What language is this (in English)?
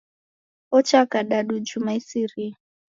Taita